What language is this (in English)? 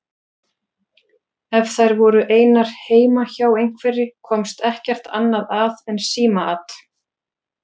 Icelandic